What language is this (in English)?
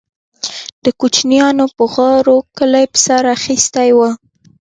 Pashto